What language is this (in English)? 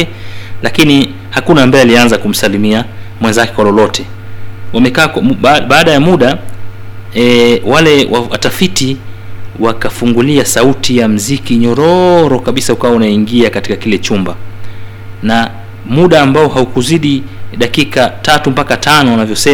Swahili